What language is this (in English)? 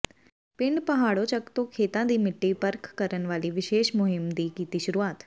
Punjabi